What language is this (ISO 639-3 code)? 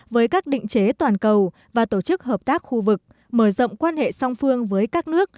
vie